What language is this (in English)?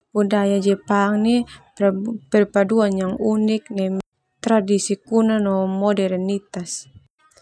Termanu